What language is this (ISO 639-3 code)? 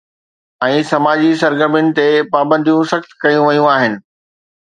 snd